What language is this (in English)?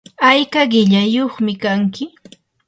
Yanahuanca Pasco Quechua